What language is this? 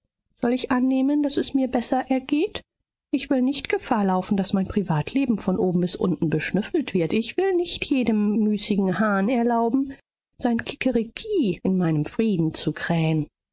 German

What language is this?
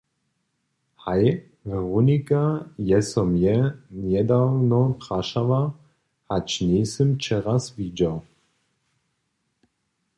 Upper Sorbian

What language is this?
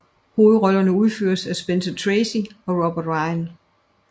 Danish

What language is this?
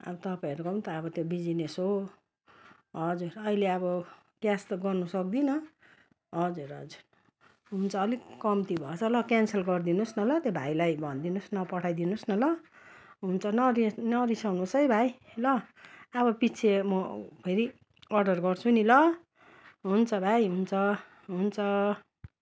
Nepali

